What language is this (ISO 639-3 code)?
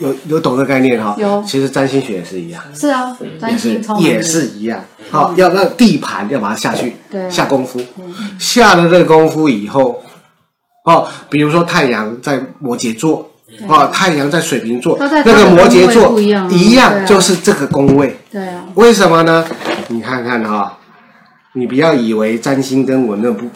zho